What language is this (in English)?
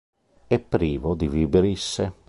Italian